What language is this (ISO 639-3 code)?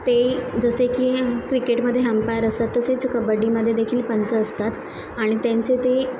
mar